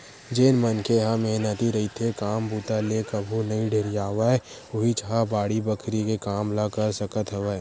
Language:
Chhattisgarhi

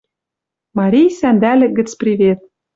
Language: Western Mari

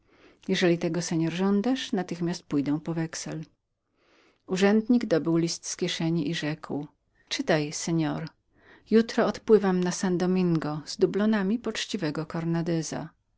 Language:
Polish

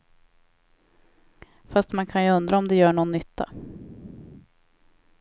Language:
Swedish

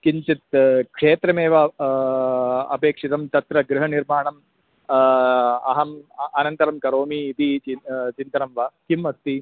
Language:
Sanskrit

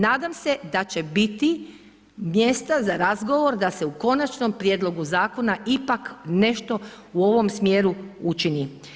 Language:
Croatian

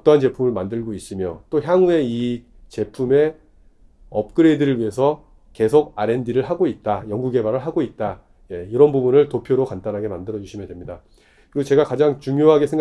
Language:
Korean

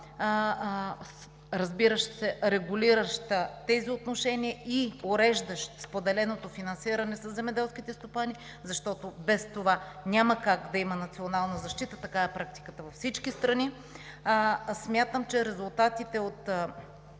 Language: Bulgarian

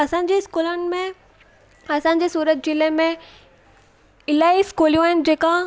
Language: Sindhi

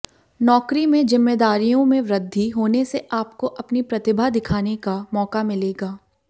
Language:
Hindi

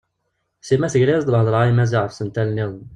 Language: Kabyle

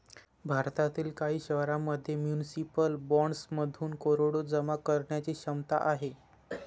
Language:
Marathi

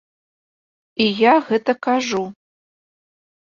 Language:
Belarusian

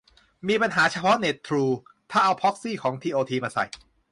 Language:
Thai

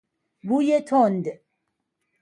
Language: Persian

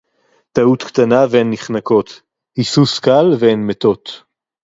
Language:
Hebrew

